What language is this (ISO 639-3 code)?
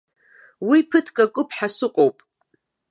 abk